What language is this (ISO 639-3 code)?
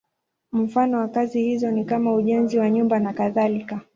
swa